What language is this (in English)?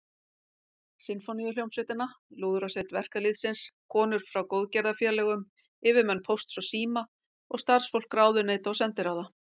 Icelandic